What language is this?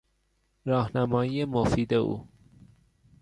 Persian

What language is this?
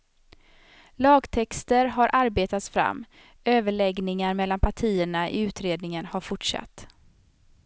Swedish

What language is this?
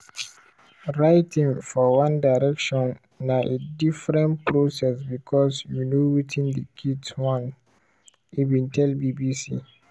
Nigerian Pidgin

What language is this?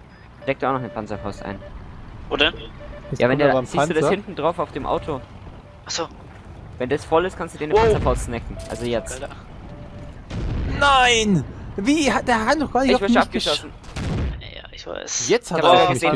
German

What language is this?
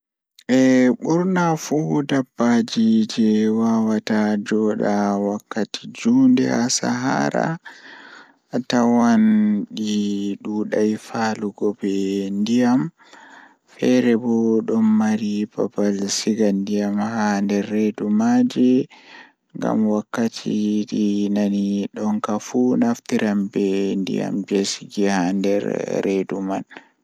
Fula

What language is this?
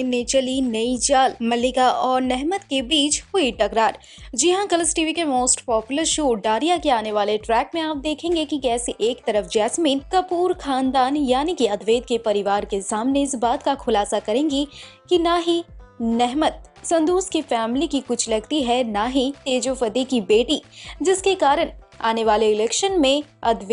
Hindi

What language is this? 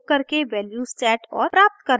Hindi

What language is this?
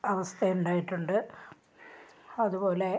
Malayalam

